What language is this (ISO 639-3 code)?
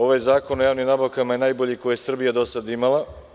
srp